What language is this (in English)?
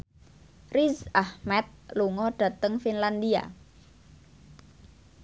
Javanese